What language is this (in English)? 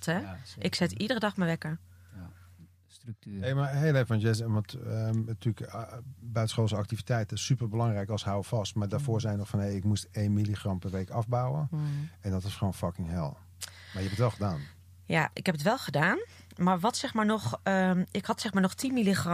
Dutch